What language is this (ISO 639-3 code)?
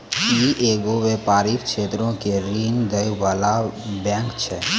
mai